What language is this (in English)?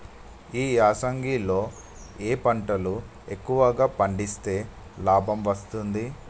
Telugu